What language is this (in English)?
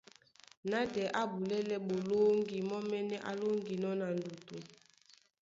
Duala